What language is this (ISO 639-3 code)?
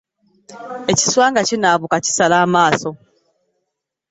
lug